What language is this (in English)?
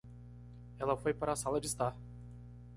Portuguese